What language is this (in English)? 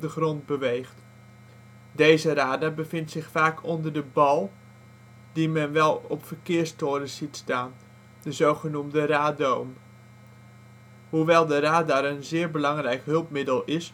Dutch